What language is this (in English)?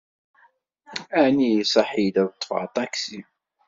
Kabyle